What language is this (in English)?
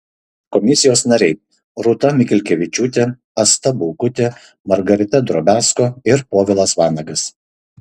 Lithuanian